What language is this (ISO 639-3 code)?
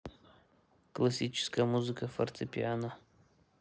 rus